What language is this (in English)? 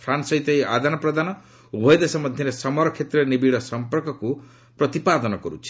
Odia